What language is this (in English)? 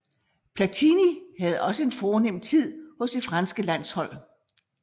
Danish